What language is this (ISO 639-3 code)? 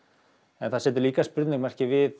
isl